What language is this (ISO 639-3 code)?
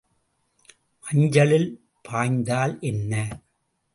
tam